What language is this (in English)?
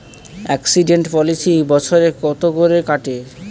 Bangla